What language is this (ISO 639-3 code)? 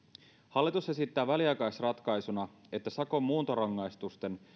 fin